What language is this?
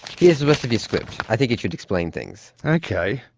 English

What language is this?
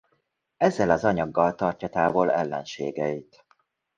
Hungarian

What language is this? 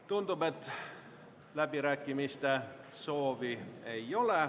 Estonian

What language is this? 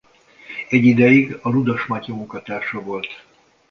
Hungarian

